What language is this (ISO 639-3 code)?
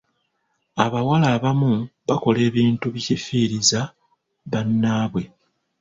lug